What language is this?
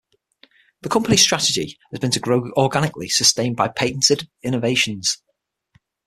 English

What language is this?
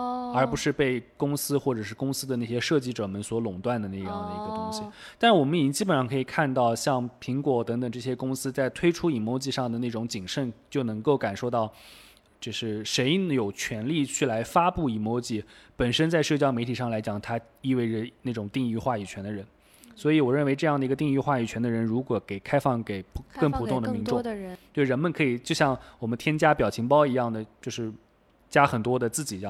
Chinese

